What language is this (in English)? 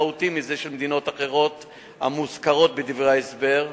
Hebrew